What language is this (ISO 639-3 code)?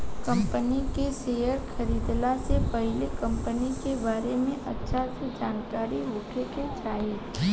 bho